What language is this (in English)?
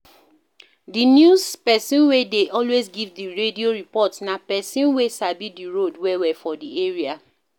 Nigerian Pidgin